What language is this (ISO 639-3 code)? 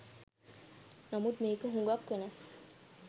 sin